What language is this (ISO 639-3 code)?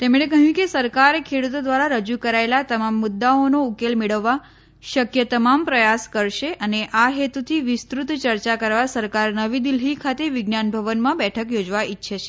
guj